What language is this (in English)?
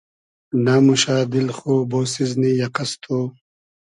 Hazaragi